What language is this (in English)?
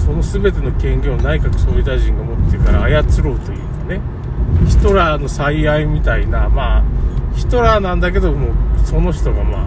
Japanese